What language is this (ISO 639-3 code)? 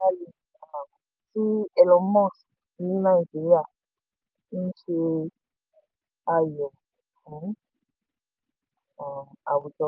yor